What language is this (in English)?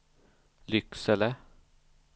Swedish